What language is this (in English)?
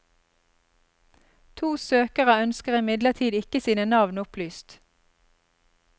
Norwegian